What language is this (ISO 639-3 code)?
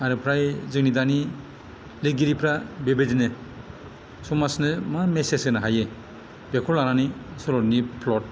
brx